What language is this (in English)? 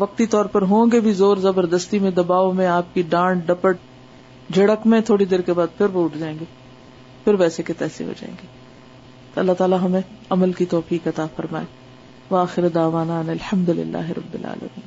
Urdu